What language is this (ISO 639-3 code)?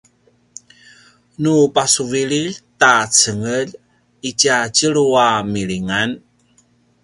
pwn